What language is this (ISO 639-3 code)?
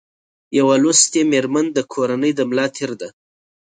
pus